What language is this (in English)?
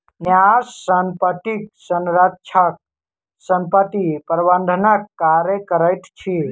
Maithili